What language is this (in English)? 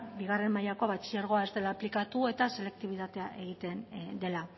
Basque